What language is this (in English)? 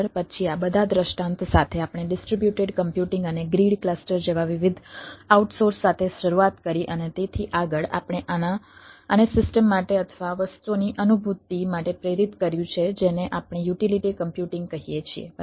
Gujarati